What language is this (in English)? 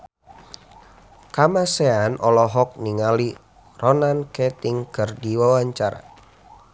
Sundanese